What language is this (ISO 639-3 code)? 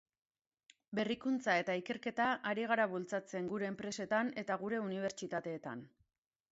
eus